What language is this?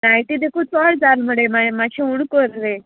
Konkani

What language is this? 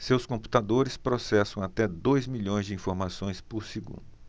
Portuguese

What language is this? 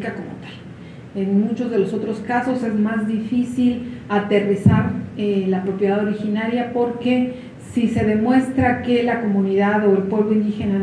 Spanish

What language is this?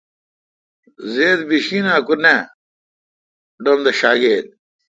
Kalkoti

